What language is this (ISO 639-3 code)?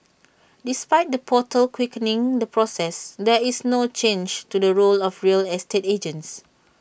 eng